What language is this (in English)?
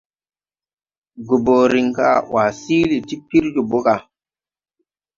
Tupuri